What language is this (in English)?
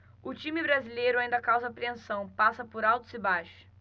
Portuguese